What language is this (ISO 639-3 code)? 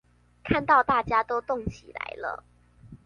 zho